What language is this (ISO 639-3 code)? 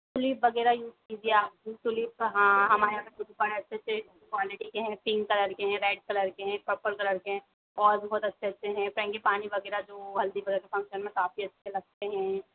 hin